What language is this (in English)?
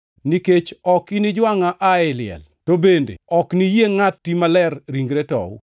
Luo (Kenya and Tanzania)